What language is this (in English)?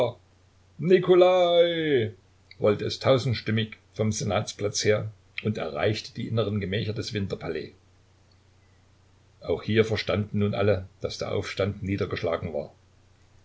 German